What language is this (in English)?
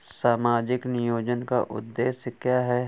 Hindi